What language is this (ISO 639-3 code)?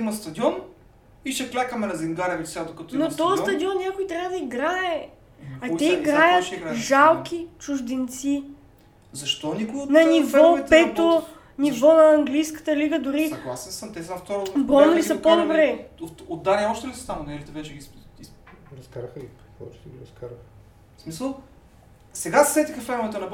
bul